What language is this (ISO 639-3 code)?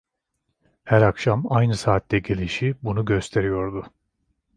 tur